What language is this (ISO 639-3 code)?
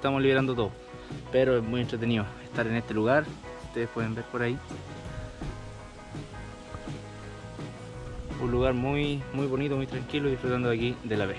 spa